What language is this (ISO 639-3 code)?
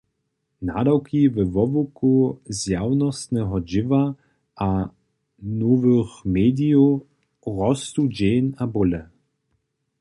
hsb